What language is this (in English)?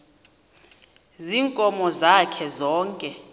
Xhosa